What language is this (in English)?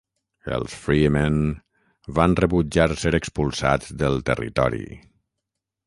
Catalan